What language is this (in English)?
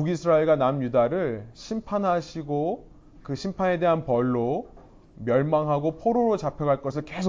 Korean